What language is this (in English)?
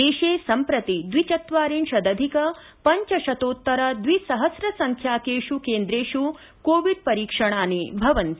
Sanskrit